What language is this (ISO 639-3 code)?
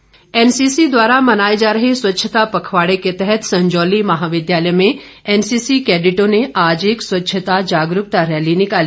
hin